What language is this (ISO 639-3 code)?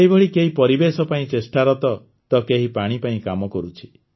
ori